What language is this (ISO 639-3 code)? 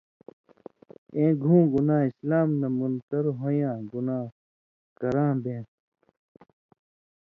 mvy